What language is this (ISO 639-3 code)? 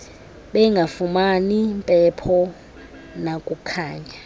xho